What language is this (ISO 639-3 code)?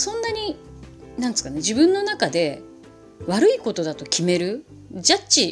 jpn